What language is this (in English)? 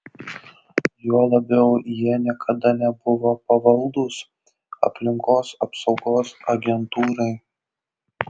Lithuanian